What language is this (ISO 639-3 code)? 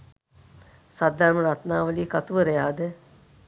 sin